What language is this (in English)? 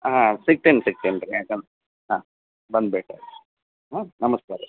Kannada